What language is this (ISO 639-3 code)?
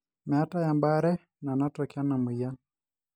mas